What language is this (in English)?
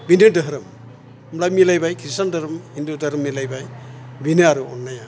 Bodo